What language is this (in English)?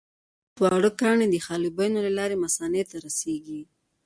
Pashto